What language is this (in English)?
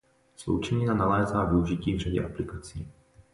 Czech